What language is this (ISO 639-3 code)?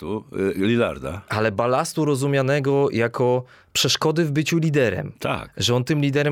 pol